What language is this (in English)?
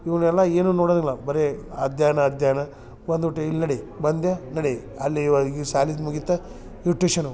Kannada